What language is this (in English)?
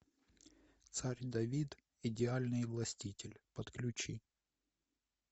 Russian